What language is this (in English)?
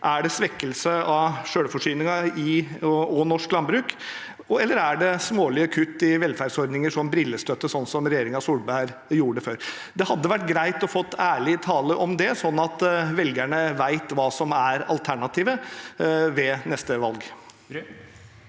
Norwegian